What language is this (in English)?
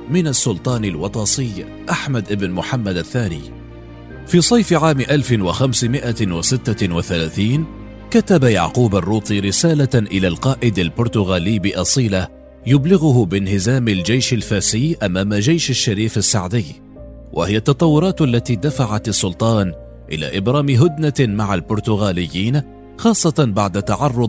Arabic